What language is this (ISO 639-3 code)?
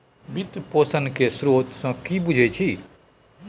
mai